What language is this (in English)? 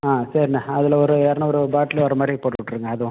Tamil